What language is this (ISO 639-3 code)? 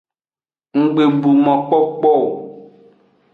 ajg